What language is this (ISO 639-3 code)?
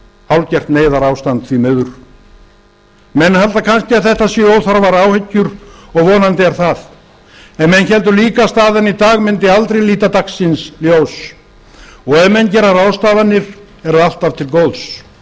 isl